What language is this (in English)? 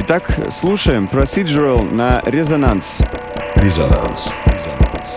Russian